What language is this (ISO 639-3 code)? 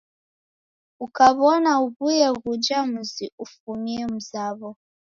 dav